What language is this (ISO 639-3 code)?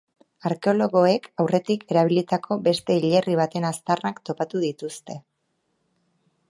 eus